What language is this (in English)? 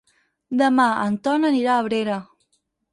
Catalan